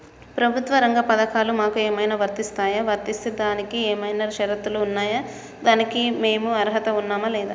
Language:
Telugu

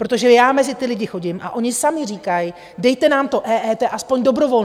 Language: Czech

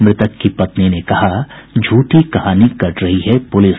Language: Hindi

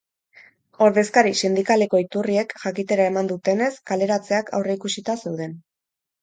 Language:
Basque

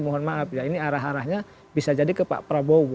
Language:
Indonesian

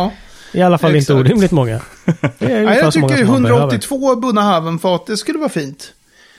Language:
Swedish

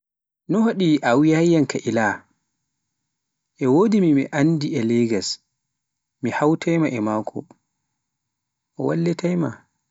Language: Pular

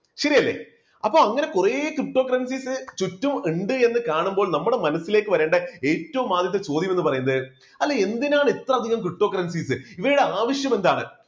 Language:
Malayalam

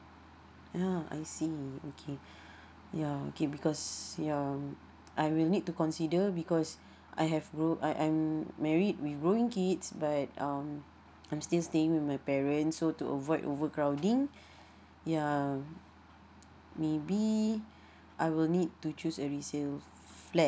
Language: English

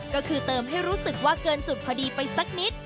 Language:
Thai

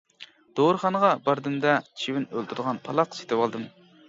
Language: Uyghur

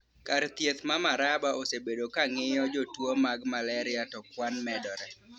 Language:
Luo (Kenya and Tanzania)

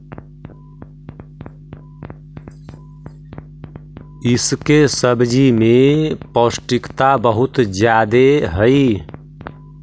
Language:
Magahi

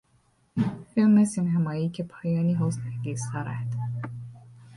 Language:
Persian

